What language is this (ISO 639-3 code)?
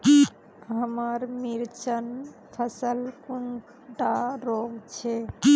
mag